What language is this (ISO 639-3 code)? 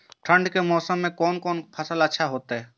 mai